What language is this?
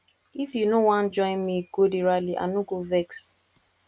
Nigerian Pidgin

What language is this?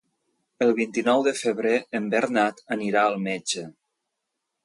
Catalan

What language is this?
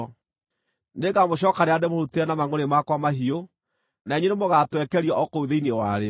Kikuyu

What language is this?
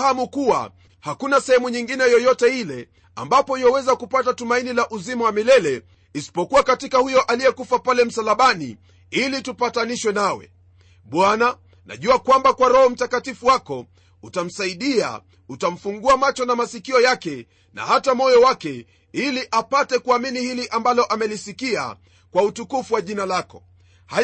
Swahili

